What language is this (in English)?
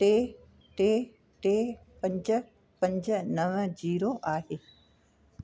Sindhi